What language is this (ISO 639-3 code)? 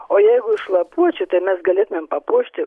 lit